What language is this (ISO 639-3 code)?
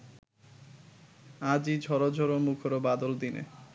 ben